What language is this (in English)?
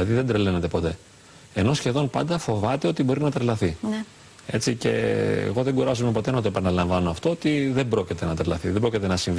Greek